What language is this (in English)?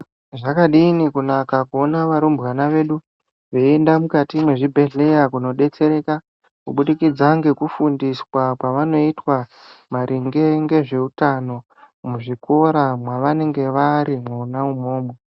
Ndau